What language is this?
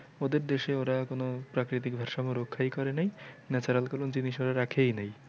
Bangla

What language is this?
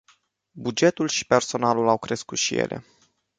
Romanian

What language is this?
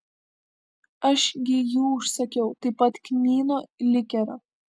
Lithuanian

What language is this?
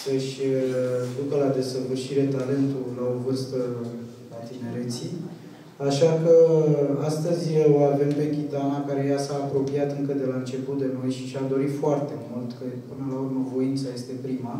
Romanian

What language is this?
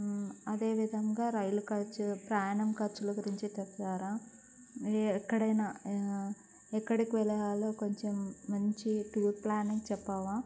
Telugu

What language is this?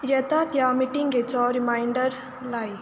Konkani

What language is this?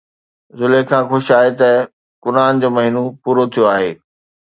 Sindhi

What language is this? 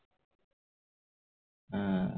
Bangla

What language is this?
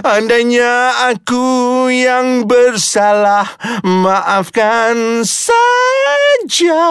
Malay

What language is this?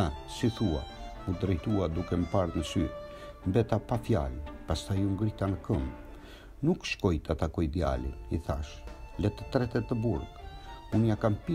Portuguese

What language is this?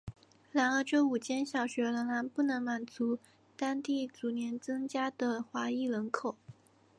Chinese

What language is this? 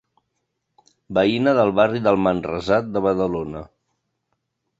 Catalan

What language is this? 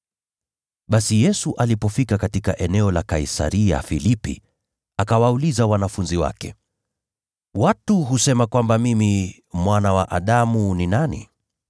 Swahili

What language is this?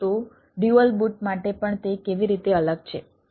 Gujarati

